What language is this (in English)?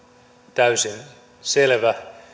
Finnish